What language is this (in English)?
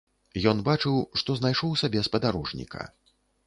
Belarusian